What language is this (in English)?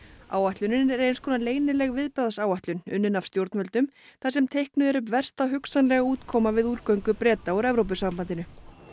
Icelandic